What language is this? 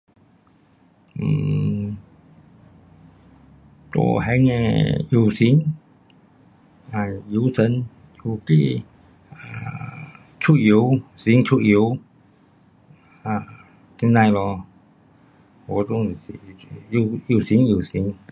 Pu-Xian Chinese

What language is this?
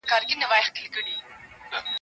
Pashto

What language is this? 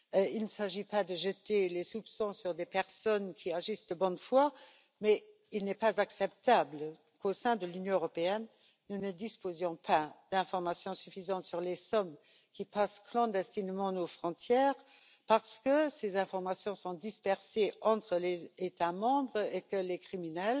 French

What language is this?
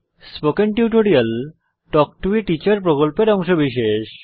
Bangla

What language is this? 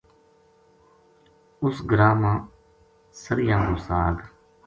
Gujari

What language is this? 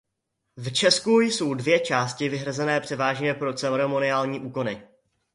Czech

